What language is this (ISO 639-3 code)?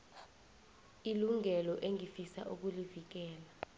nbl